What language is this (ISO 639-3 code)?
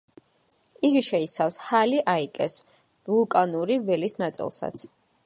kat